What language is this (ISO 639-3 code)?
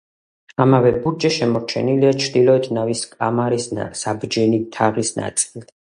kat